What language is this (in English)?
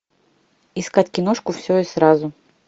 Russian